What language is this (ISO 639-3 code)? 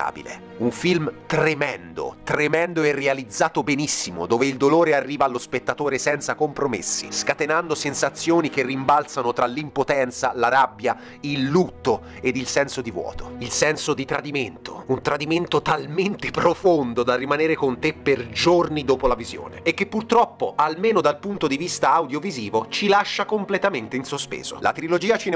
ita